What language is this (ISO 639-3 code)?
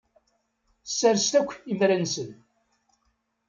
kab